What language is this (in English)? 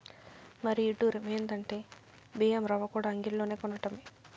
Telugu